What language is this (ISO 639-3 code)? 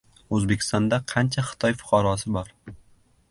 uzb